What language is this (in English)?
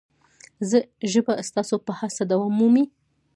Pashto